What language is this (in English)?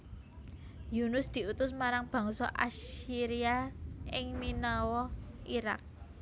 Javanese